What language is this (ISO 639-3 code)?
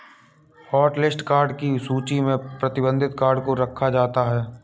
hin